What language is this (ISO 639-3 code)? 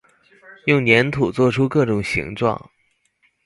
zho